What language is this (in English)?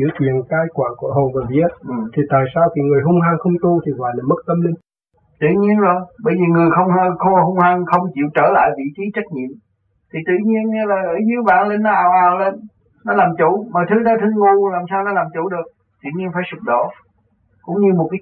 Vietnamese